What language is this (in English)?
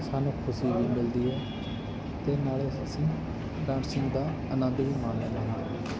Punjabi